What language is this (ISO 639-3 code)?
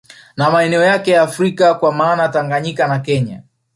swa